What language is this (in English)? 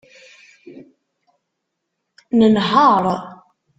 Kabyle